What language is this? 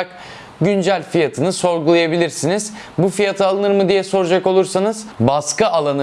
Turkish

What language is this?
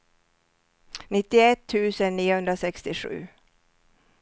Swedish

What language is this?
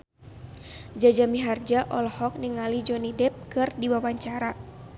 Sundanese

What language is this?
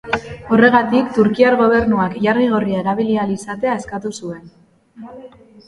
Basque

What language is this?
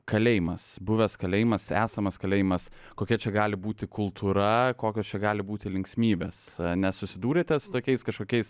Lithuanian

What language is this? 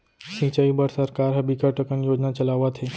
Chhattisgarhi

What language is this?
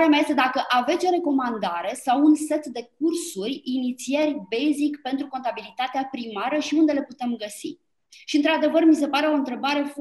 Romanian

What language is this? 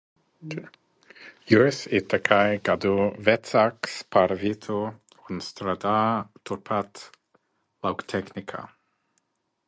Latvian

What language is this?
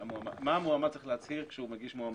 Hebrew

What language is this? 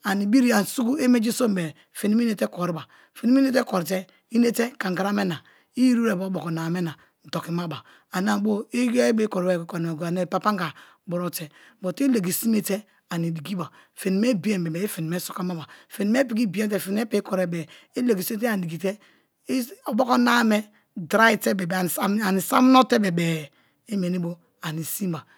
Kalabari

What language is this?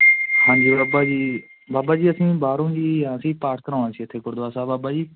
Punjabi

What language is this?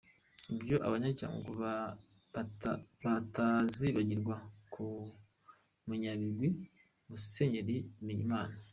Kinyarwanda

